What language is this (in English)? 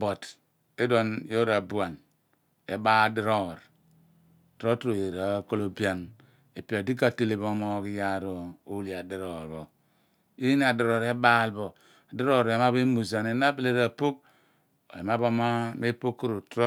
Abua